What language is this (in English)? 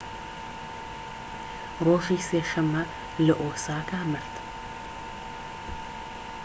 Central Kurdish